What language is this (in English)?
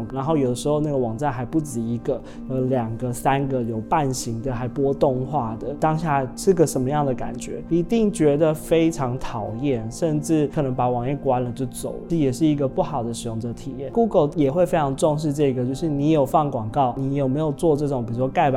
Chinese